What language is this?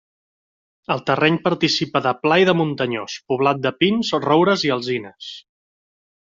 Catalan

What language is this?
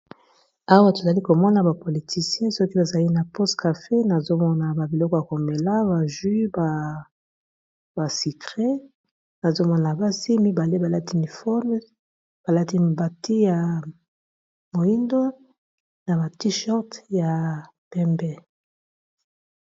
Lingala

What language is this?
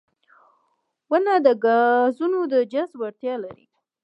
Pashto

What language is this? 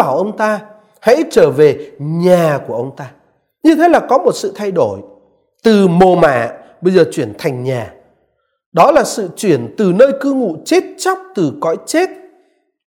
Vietnamese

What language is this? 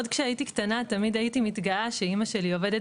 Hebrew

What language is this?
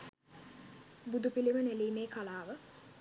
Sinhala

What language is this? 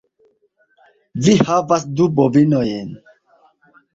Esperanto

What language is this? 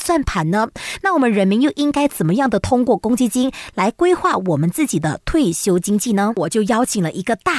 Chinese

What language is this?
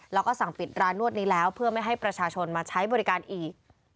Thai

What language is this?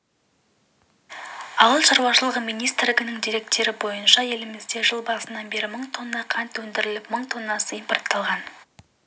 Kazakh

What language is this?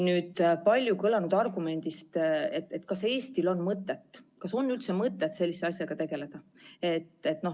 Estonian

